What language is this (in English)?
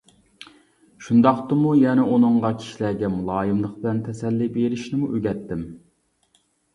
Uyghur